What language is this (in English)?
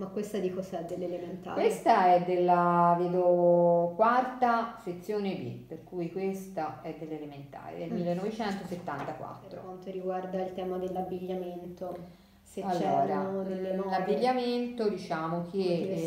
Italian